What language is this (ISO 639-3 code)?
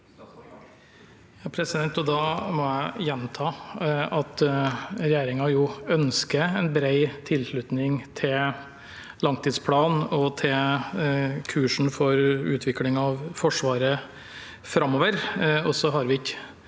nor